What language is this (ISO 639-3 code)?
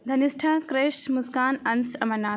mai